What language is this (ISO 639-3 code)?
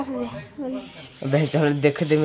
mag